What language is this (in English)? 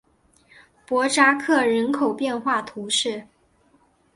Chinese